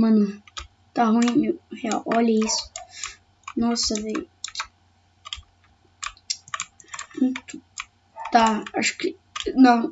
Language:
Portuguese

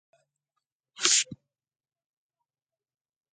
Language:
Pashto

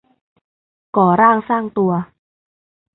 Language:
Thai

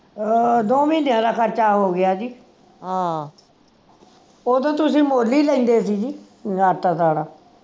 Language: Punjabi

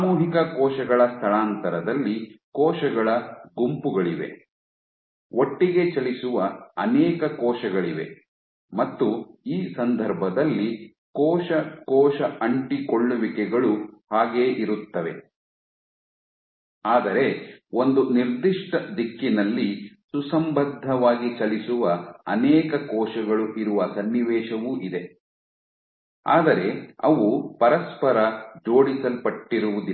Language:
Kannada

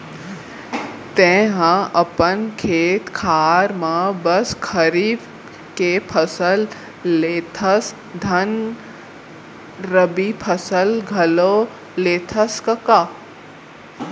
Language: Chhattisgarhi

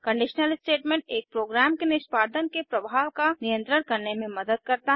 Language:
Hindi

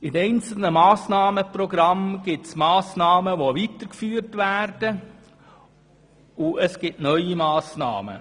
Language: Swiss German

